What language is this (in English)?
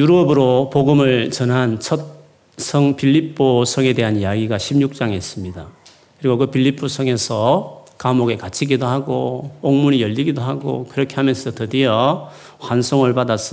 Korean